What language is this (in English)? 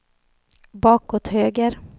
Swedish